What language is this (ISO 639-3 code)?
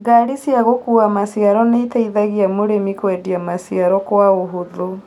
kik